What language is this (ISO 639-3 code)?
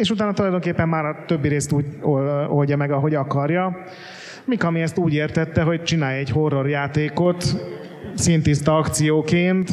hun